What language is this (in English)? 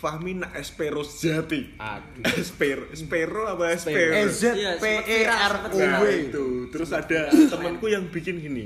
Indonesian